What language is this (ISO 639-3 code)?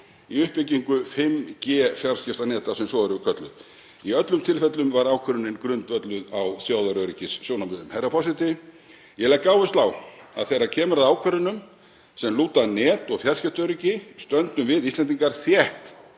isl